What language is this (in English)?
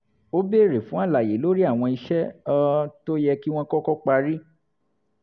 Yoruba